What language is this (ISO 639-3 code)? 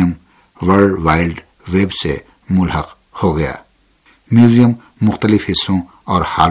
urd